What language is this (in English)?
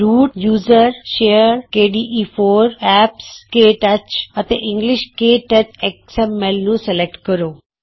Punjabi